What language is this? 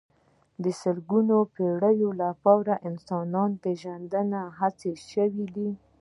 Pashto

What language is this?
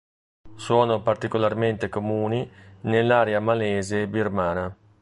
Italian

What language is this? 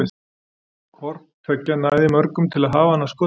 Icelandic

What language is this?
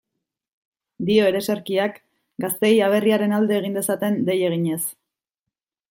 Basque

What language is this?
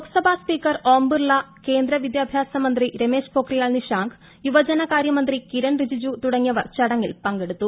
Malayalam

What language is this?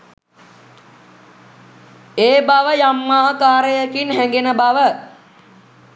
Sinhala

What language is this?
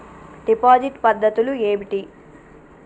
Telugu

